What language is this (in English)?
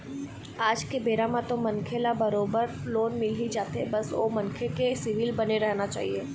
Chhattisgarhi